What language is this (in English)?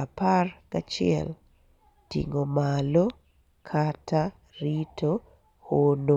Luo (Kenya and Tanzania)